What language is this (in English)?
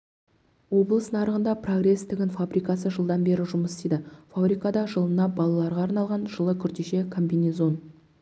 Kazakh